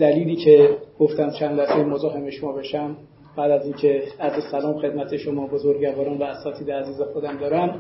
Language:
Persian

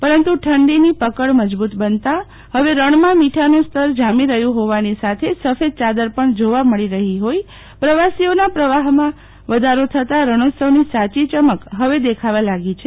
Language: Gujarati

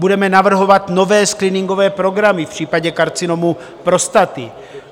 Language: Czech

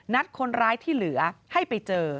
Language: Thai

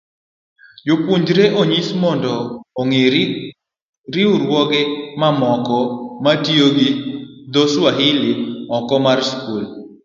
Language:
Luo (Kenya and Tanzania)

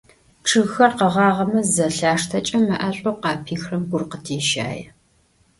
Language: Adyghe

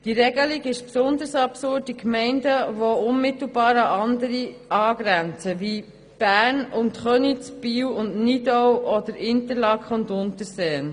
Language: Swiss German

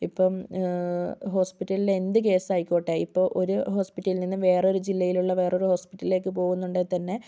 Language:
Malayalam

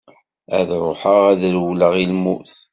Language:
Kabyle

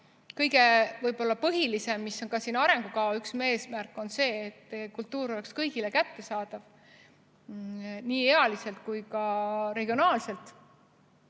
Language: Estonian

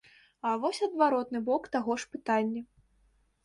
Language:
Belarusian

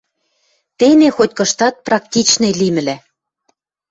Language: Western Mari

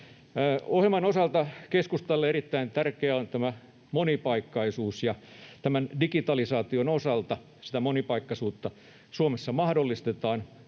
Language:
Finnish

